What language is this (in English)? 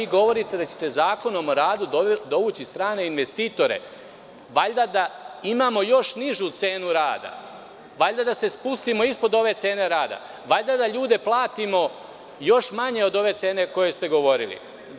Serbian